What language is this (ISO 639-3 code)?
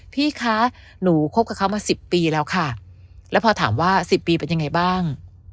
tha